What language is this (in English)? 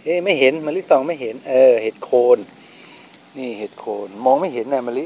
Thai